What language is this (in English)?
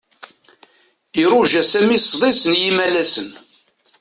Kabyle